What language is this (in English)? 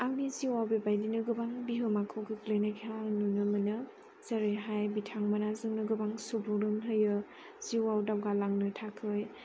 Bodo